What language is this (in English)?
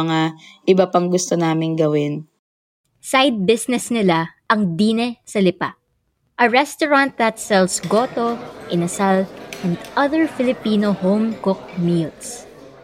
Filipino